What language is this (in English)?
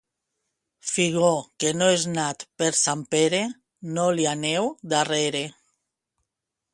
Catalan